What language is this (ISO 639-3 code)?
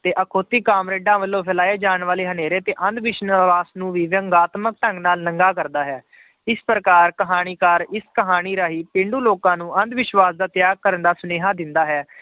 pan